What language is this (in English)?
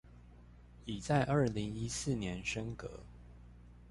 Chinese